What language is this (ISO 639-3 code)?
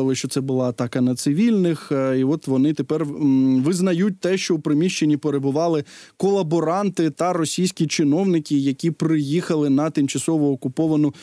ukr